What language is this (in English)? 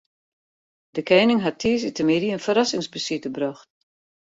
Western Frisian